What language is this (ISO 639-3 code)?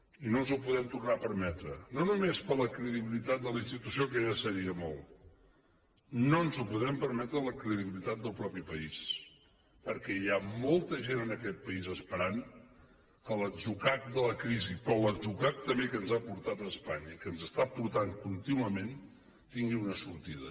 cat